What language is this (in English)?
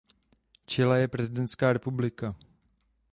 Czech